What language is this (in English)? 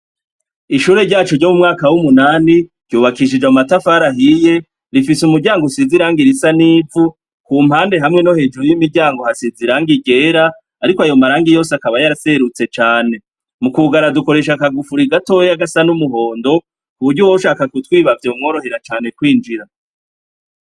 Rundi